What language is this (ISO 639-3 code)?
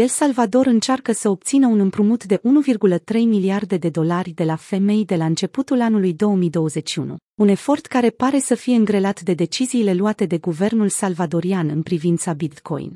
ron